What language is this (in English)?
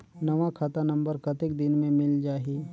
Chhattisgarhi